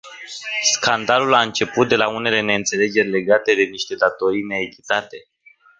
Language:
Romanian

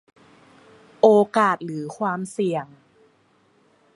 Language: Thai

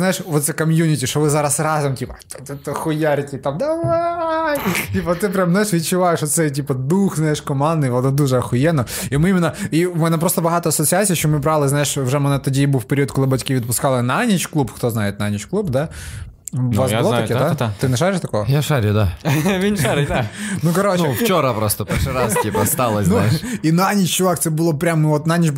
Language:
Ukrainian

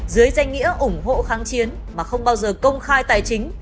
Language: Vietnamese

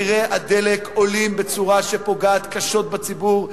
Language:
Hebrew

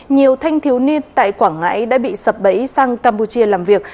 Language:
Vietnamese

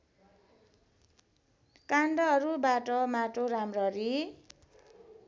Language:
Nepali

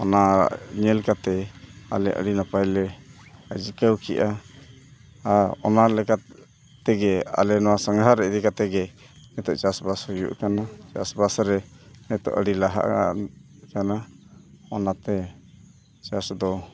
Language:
Santali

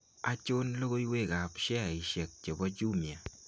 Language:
Kalenjin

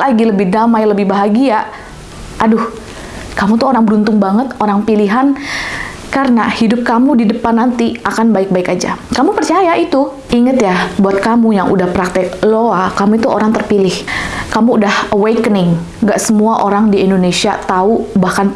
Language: Indonesian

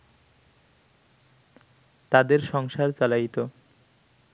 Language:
Bangla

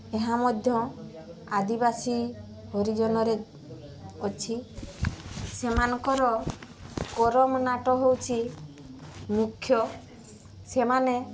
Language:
Odia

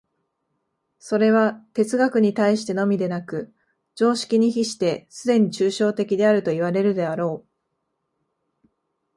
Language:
Japanese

